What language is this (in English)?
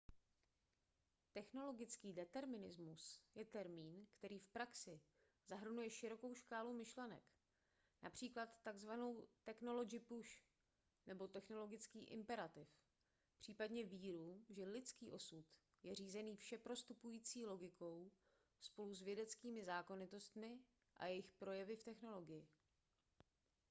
Czech